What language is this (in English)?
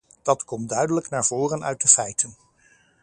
Dutch